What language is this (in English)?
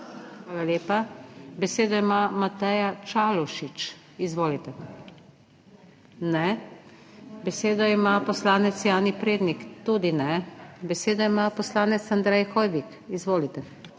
Slovenian